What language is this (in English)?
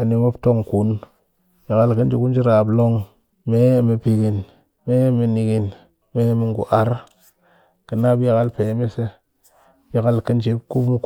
Cakfem-Mushere